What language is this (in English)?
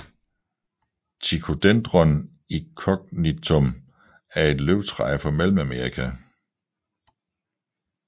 Danish